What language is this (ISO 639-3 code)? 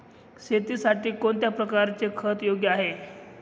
mar